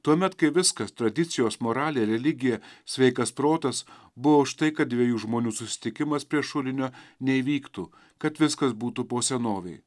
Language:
Lithuanian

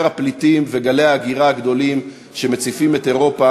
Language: Hebrew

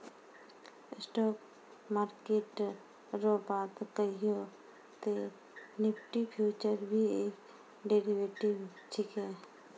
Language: Maithili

